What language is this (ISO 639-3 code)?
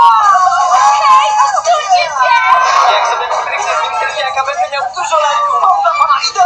pol